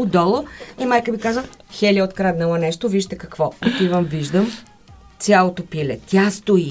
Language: Bulgarian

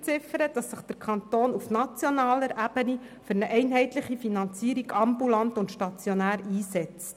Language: Swiss German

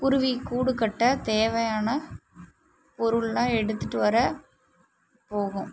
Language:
Tamil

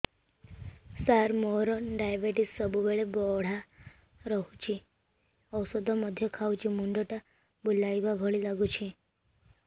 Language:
Odia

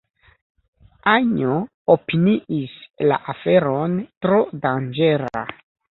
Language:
Esperanto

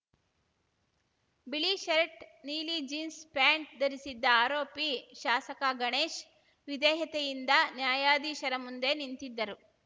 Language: Kannada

